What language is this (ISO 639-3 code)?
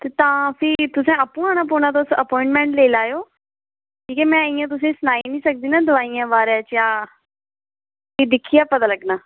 doi